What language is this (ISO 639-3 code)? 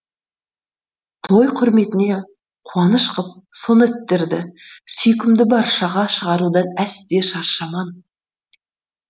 kaz